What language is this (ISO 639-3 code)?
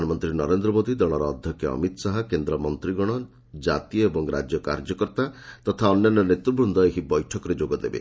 ori